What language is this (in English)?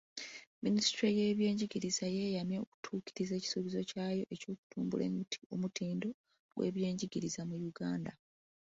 Ganda